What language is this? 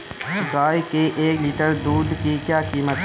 Hindi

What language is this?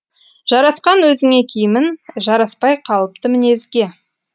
Kazakh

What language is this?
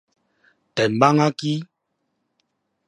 Min Nan Chinese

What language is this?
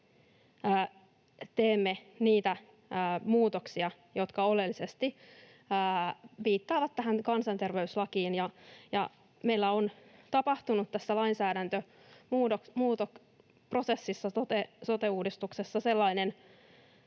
Finnish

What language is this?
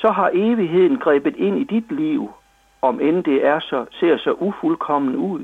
Danish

